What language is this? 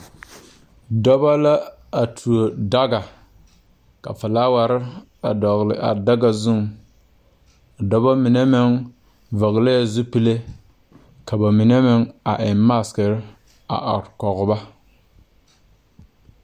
Southern Dagaare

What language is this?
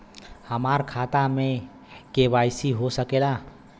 Bhojpuri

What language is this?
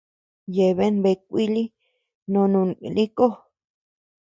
Tepeuxila Cuicatec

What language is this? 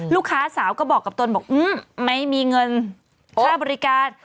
Thai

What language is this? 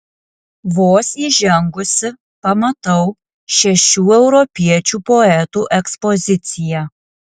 Lithuanian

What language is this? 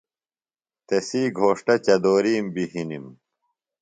Phalura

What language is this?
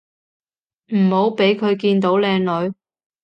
Cantonese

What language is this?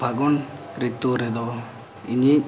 Santali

